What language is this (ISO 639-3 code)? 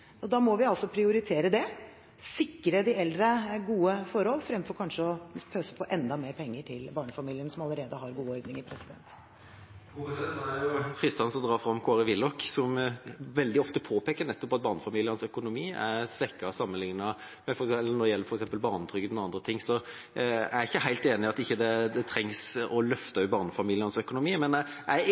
nob